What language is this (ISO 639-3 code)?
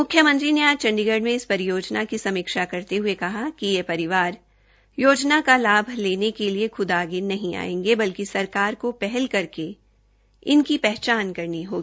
hin